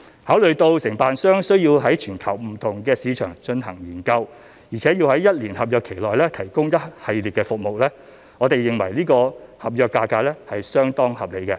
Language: Cantonese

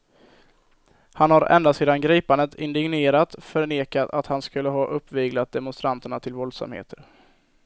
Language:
Swedish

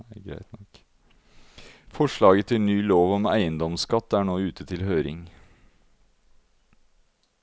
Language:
Norwegian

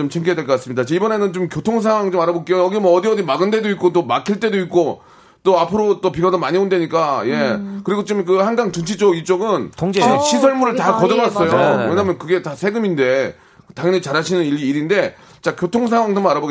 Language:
Korean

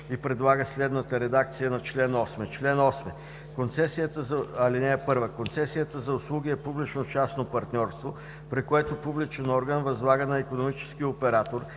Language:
Bulgarian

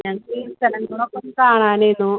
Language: Malayalam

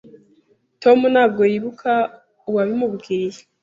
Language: Kinyarwanda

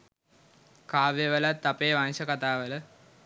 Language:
Sinhala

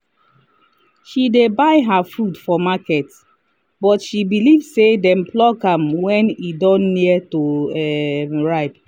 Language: Nigerian Pidgin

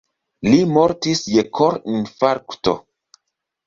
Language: Esperanto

